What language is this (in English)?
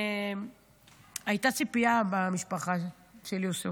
Hebrew